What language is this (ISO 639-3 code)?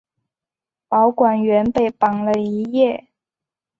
zho